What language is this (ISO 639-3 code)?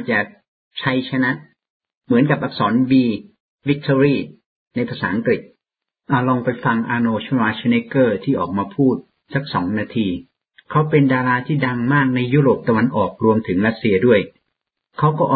tha